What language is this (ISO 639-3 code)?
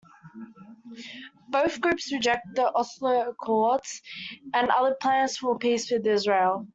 eng